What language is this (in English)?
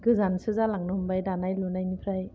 Bodo